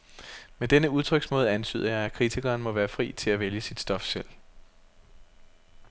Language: Danish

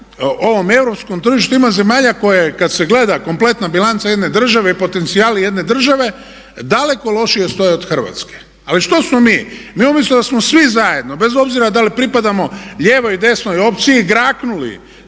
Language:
Croatian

